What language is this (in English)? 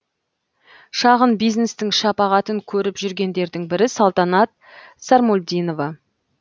Kazakh